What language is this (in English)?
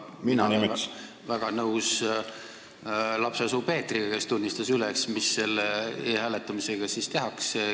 Estonian